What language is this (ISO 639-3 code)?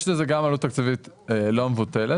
heb